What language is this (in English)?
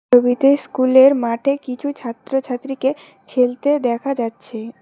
Bangla